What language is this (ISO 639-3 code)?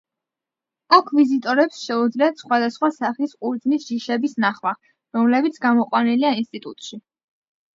kat